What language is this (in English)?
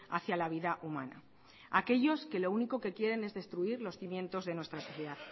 Spanish